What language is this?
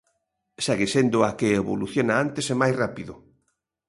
Galician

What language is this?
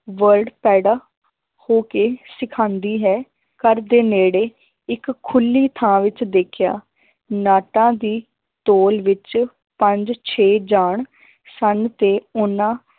Punjabi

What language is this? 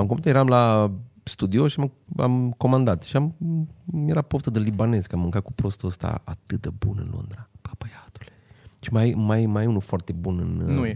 Romanian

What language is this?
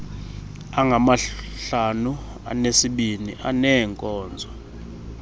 Xhosa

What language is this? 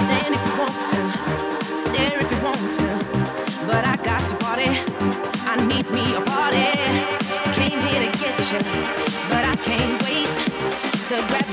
Hungarian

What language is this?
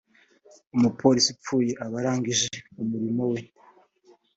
Kinyarwanda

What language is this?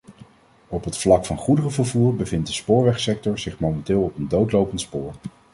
Dutch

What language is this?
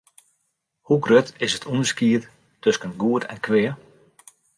Western Frisian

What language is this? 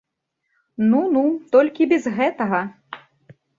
Belarusian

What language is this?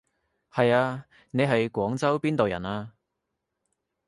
Cantonese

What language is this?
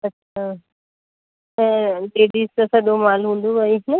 Sindhi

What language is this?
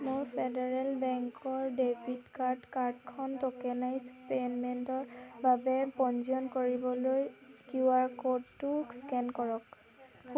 Assamese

